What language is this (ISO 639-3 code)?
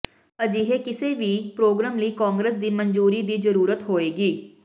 pan